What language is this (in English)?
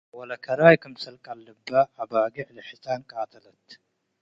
Tigre